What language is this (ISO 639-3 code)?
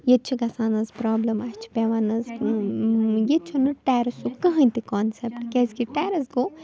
kas